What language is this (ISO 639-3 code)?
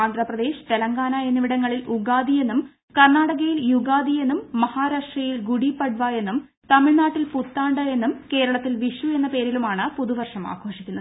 mal